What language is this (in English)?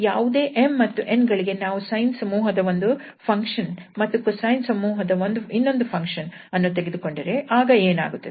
Kannada